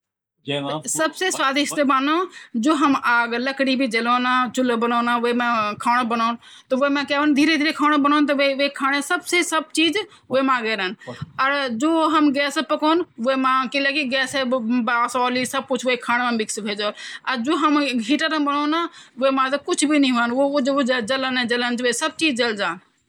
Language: Garhwali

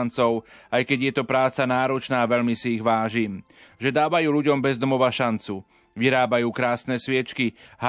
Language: Slovak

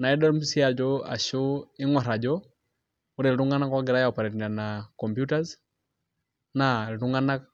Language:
Masai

